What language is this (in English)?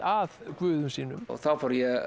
Icelandic